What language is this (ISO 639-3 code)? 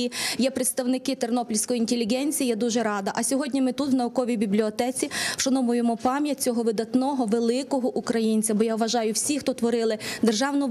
ukr